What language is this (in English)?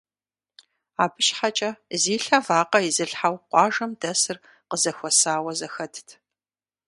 Kabardian